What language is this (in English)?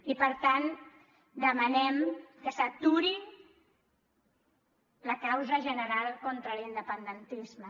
Catalan